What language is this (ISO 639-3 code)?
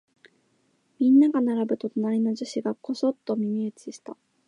jpn